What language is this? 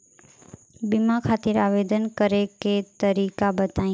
Bhojpuri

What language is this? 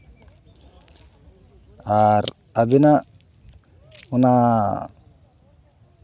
Santali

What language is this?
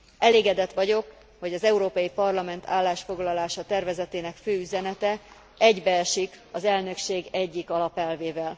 Hungarian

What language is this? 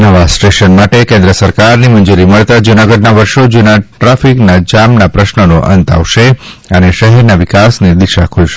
Gujarati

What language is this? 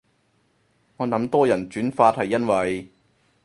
Cantonese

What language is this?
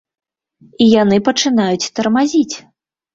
Belarusian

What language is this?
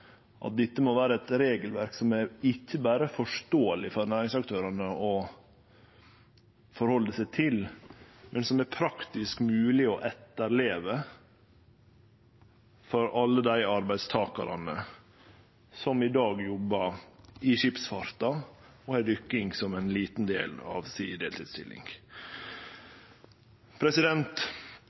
Norwegian Nynorsk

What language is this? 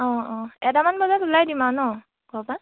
Assamese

